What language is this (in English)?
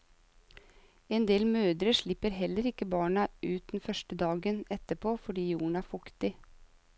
Norwegian